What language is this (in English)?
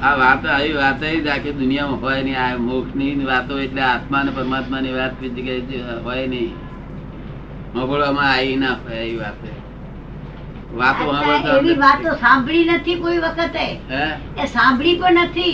Gujarati